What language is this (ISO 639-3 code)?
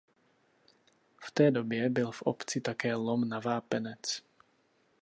ces